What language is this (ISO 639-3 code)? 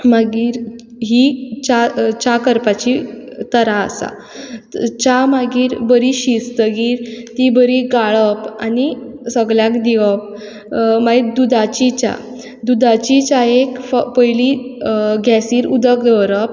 kok